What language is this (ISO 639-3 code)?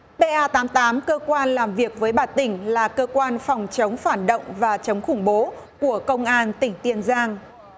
vie